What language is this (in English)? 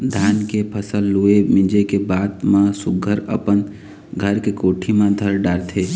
Chhattisgarhi